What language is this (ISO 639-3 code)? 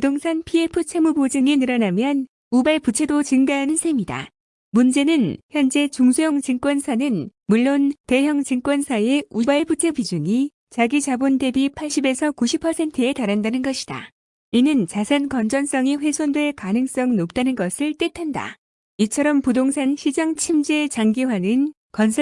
kor